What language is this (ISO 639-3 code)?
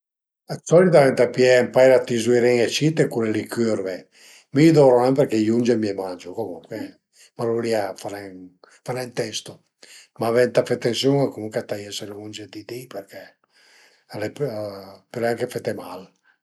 pms